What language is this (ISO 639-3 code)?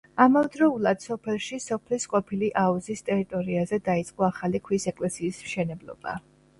kat